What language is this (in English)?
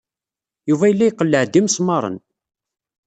Kabyle